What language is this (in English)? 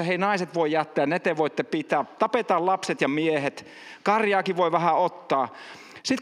Finnish